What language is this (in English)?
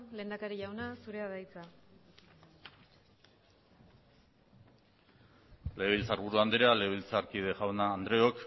Basque